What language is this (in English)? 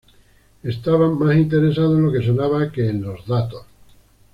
Spanish